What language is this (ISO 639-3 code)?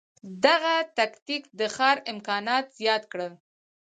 pus